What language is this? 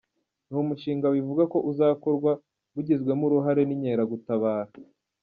Kinyarwanda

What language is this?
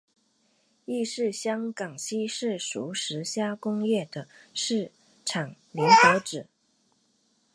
Chinese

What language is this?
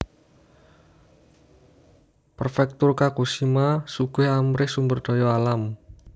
Javanese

